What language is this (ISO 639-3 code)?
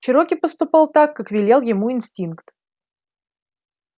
rus